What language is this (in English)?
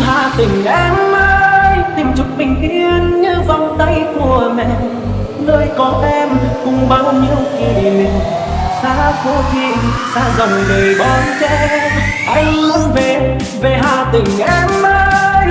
Vietnamese